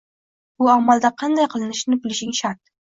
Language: Uzbek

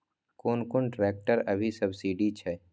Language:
Maithili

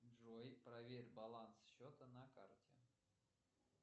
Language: Russian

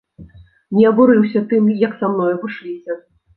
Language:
Belarusian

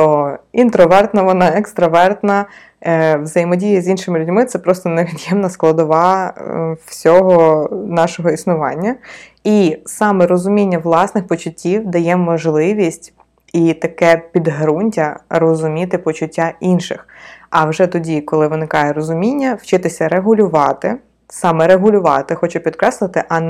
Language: Ukrainian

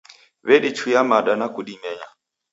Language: Taita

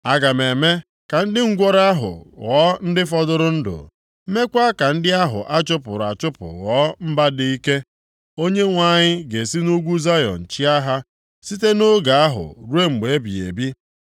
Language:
Igbo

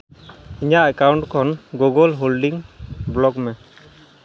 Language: Santali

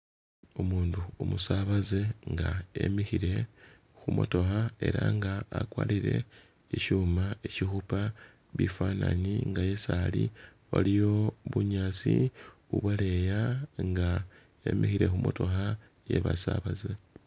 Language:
Masaaba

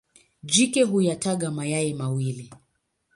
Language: Swahili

